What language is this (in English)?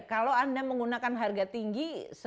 Indonesian